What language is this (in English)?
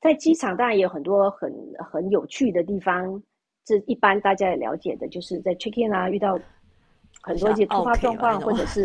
Chinese